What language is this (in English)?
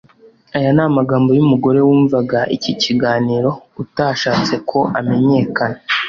Kinyarwanda